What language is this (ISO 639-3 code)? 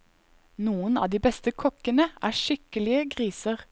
nor